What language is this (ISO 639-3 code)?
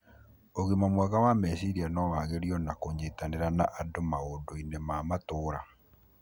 kik